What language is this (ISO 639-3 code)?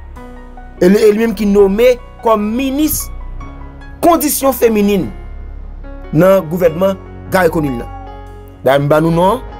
fra